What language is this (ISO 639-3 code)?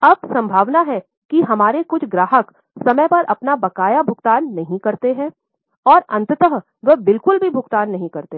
hin